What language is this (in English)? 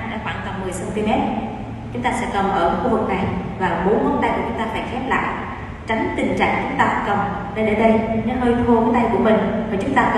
Vietnamese